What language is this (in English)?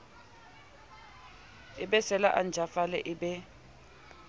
Southern Sotho